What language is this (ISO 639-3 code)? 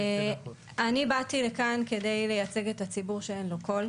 heb